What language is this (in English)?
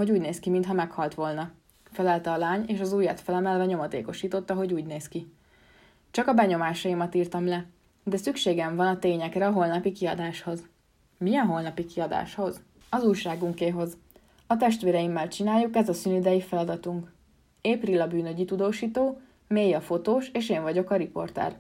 Hungarian